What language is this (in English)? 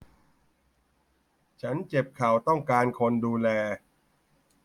Thai